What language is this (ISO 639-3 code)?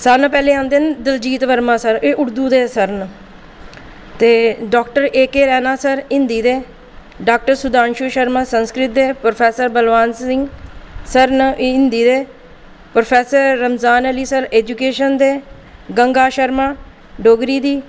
doi